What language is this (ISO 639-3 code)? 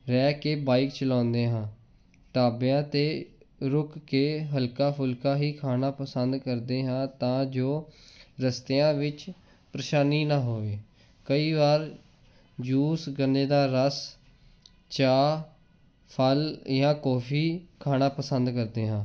pan